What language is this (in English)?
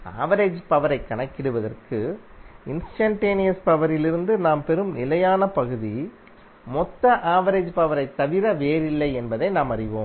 Tamil